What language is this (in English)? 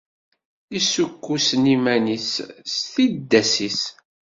Kabyle